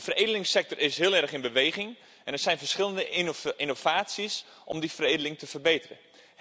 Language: Dutch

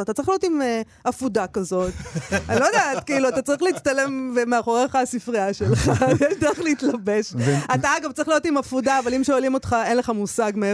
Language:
Hebrew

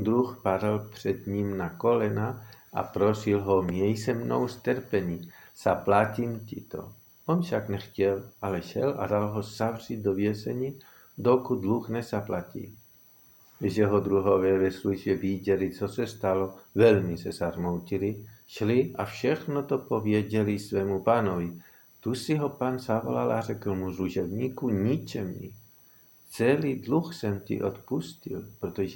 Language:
Czech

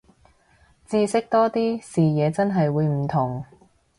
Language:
Cantonese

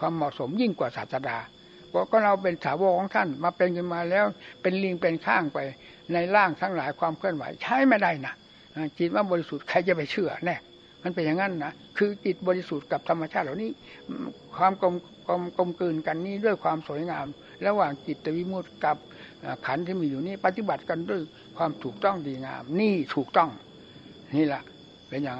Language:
Thai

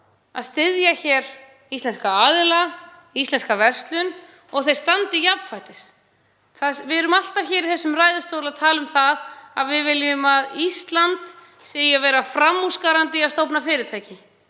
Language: Icelandic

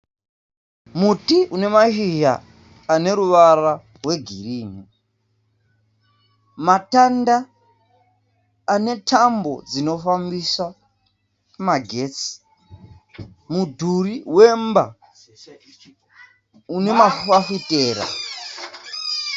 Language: Shona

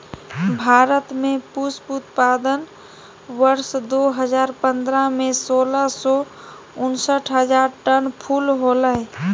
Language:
Magahi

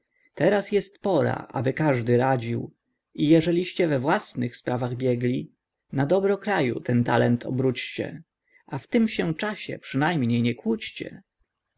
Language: Polish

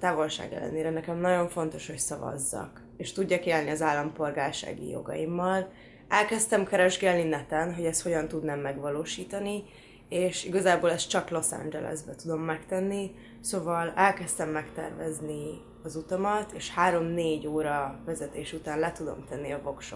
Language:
Hungarian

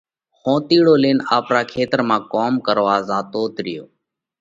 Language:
Parkari Koli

